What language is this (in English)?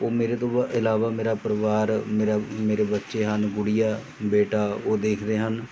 Punjabi